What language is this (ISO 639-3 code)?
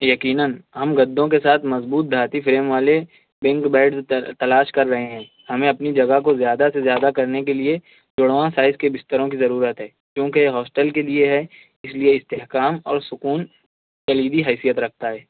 urd